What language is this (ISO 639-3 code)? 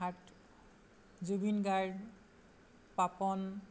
asm